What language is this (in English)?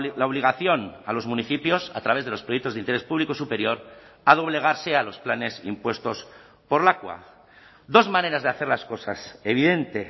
Spanish